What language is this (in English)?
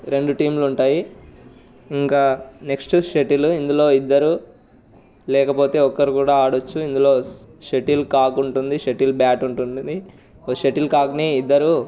Telugu